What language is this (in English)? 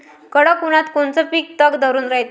Marathi